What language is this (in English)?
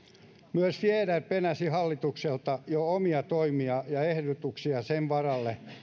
Finnish